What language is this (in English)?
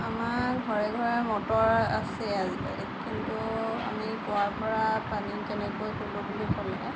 Assamese